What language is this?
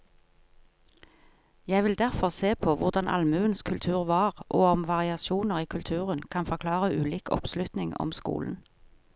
Norwegian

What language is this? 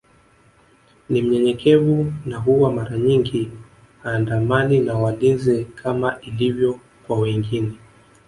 Swahili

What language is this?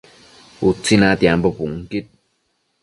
Matsés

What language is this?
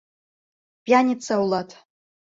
Mari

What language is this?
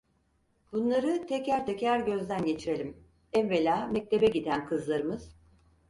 Turkish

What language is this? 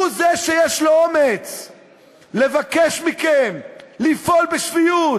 Hebrew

